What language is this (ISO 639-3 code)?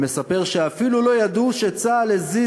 heb